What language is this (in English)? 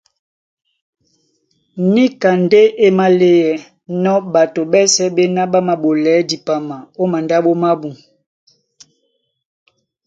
Duala